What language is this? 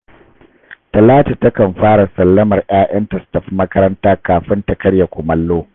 Hausa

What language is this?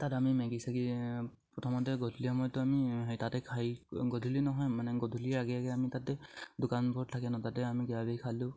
Assamese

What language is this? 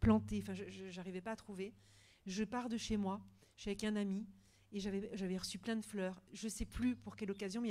French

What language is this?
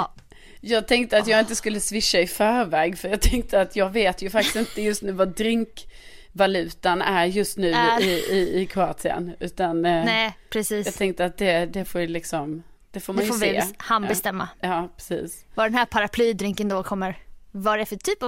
Swedish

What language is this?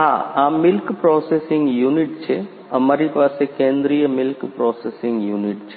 Gujarati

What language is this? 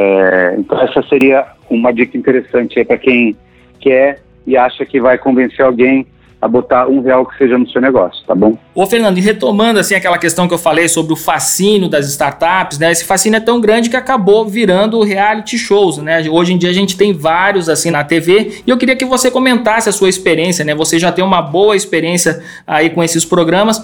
Portuguese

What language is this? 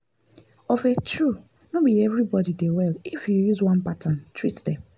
Nigerian Pidgin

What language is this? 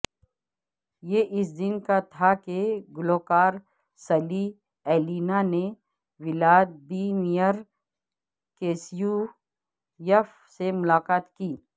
Urdu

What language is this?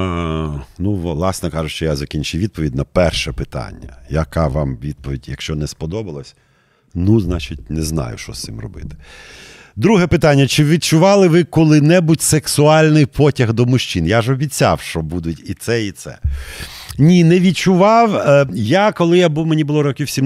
Ukrainian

